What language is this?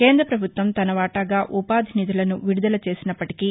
Telugu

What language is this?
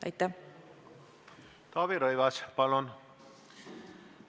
Estonian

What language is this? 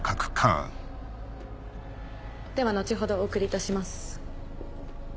Japanese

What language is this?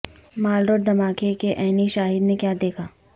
Urdu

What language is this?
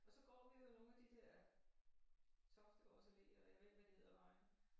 Danish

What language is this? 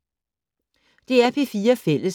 Danish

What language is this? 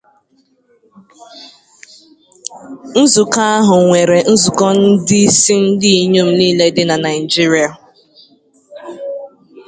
Igbo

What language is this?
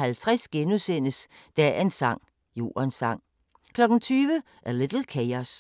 Danish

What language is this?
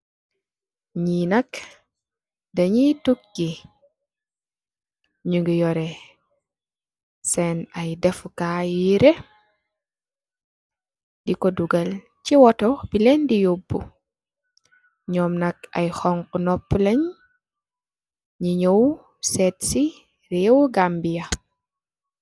Wolof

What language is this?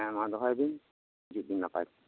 Santali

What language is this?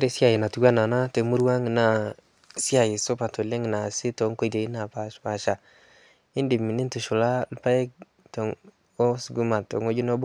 Masai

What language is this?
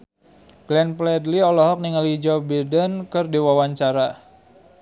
Sundanese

